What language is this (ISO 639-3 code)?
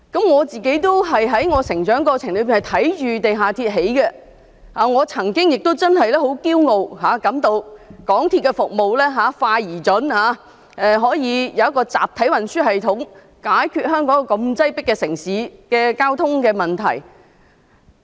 yue